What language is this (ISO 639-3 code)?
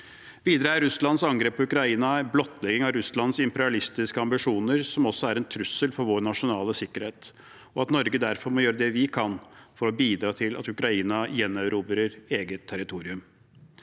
nor